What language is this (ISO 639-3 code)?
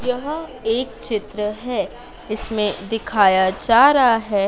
hin